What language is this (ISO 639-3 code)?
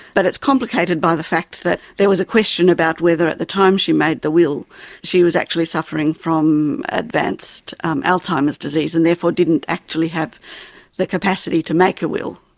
eng